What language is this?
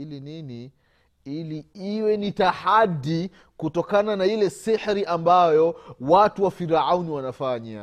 Swahili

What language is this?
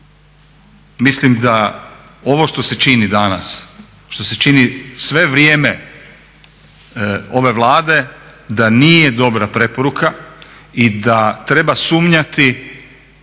Croatian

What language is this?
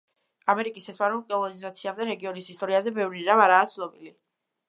Georgian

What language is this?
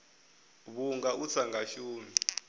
Venda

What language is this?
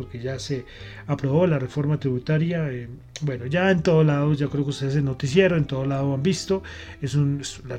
Spanish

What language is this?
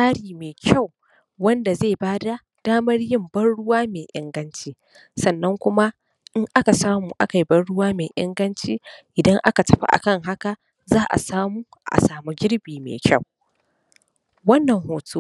Hausa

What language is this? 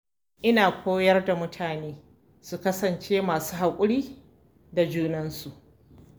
Hausa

